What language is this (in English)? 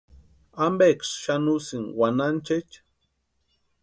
Western Highland Purepecha